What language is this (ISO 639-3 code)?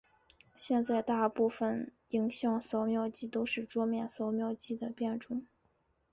zho